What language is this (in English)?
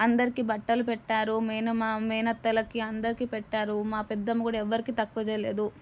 Telugu